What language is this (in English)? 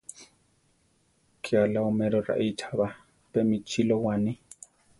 Central Tarahumara